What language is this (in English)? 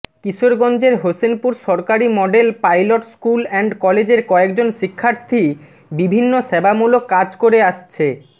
Bangla